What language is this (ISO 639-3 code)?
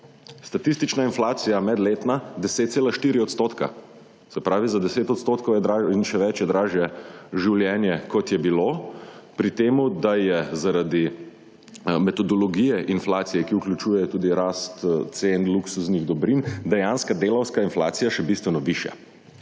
slv